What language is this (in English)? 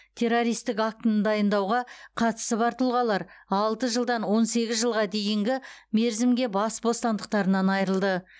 Kazakh